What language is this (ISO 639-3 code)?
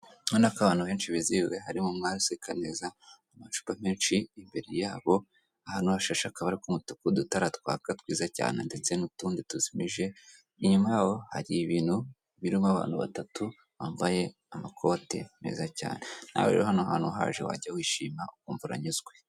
kin